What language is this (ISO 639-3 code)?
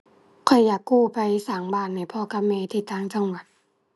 tha